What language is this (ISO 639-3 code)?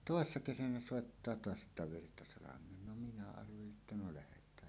fin